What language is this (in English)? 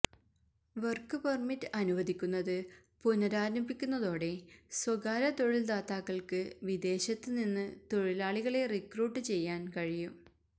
Malayalam